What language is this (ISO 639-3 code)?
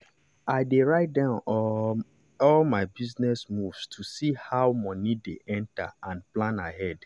pcm